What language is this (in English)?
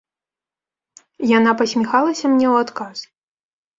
Belarusian